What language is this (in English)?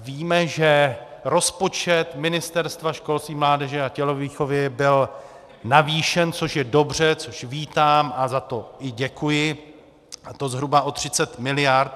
Czech